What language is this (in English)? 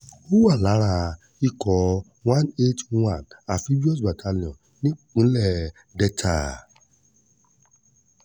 Yoruba